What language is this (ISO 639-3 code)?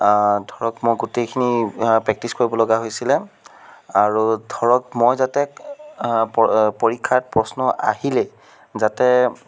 asm